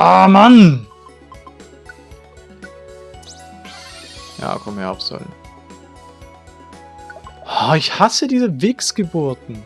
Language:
German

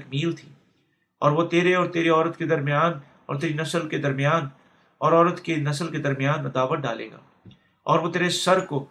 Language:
Urdu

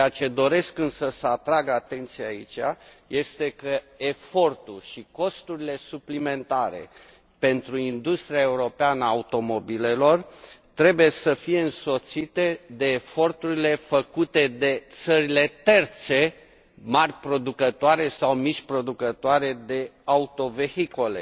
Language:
Romanian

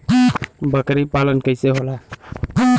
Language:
Bhojpuri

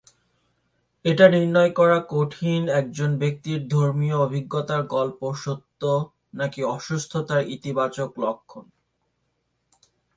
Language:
Bangla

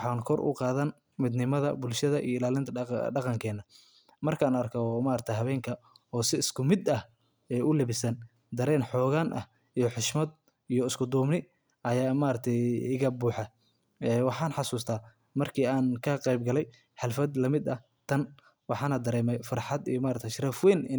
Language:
Somali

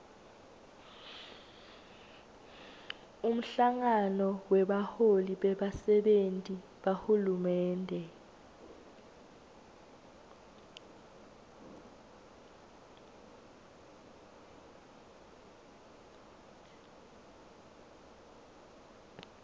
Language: Swati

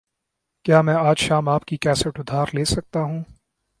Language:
Urdu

